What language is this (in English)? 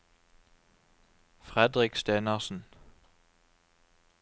Norwegian